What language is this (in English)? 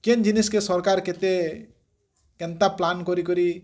Odia